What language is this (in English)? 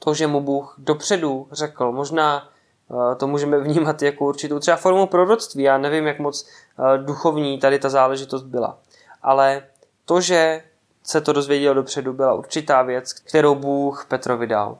Czech